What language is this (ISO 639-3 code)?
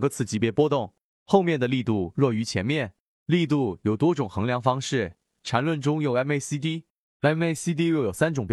zho